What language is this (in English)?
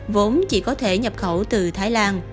Vietnamese